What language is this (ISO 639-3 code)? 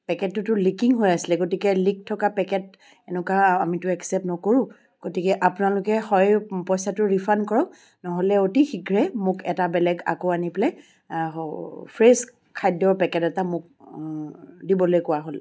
asm